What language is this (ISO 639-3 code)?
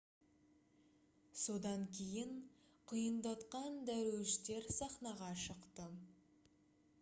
kaz